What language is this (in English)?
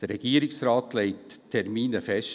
Swiss German